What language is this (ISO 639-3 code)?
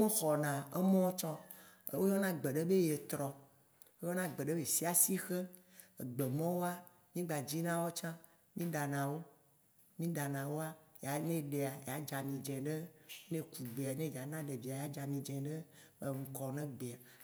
wci